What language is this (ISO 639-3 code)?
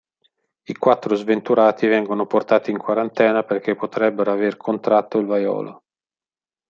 ita